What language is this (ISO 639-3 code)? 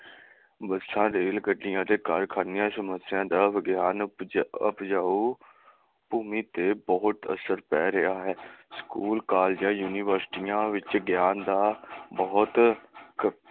pan